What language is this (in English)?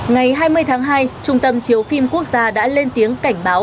Vietnamese